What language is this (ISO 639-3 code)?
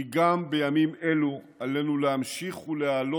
heb